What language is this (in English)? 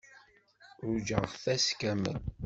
Kabyle